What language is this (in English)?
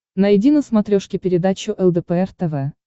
Russian